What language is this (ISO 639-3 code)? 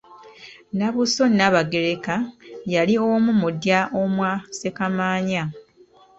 lug